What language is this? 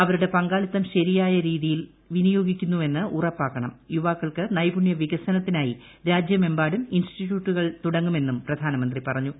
Malayalam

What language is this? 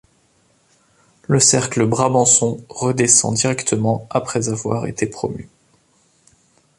French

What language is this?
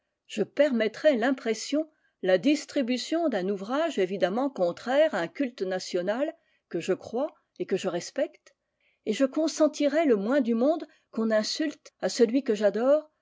French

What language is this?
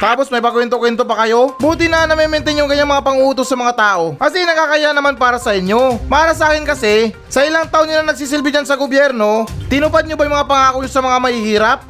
Filipino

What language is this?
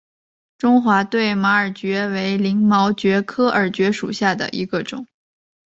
Chinese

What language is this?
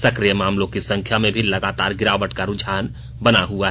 Hindi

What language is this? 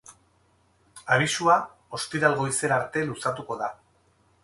Basque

